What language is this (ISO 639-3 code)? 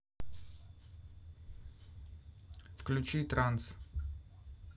rus